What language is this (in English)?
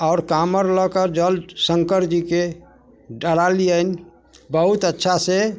Maithili